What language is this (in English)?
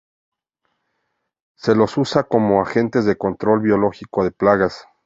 Spanish